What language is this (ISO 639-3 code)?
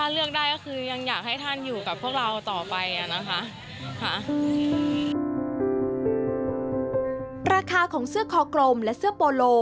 tha